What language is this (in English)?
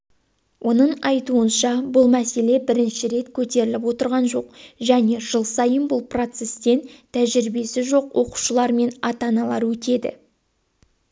Kazakh